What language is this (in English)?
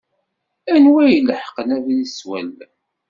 Kabyle